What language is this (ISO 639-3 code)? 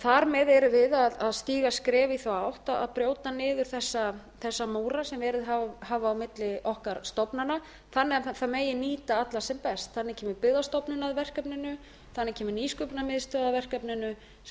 isl